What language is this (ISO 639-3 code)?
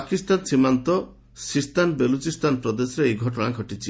ori